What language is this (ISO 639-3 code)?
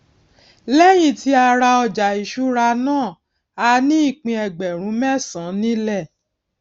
yor